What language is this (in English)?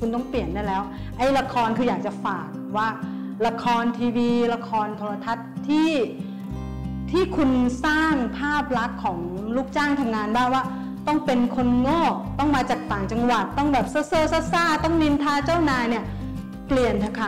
Thai